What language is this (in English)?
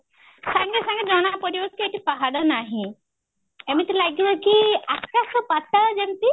Odia